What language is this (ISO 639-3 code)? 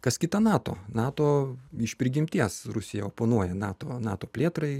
lit